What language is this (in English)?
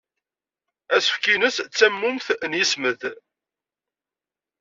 Kabyle